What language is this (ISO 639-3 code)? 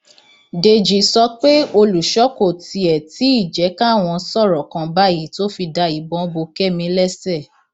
yor